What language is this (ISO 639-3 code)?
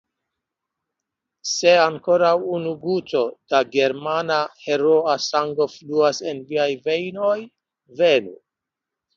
epo